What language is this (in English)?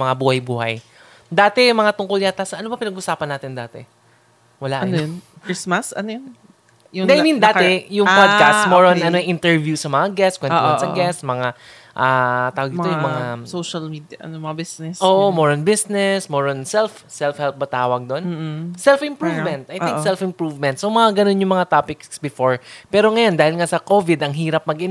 Filipino